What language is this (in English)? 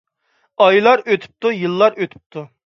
Uyghur